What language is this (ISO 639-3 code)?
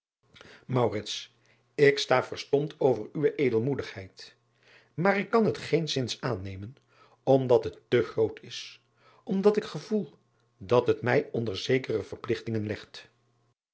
nld